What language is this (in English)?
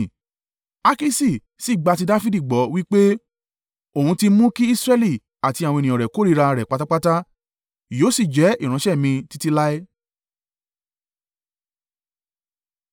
Yoruba